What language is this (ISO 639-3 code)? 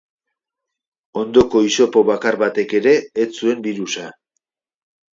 eus